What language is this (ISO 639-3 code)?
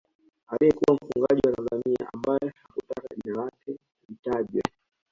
swa